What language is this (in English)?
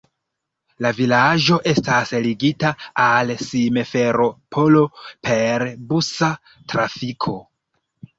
Esperanto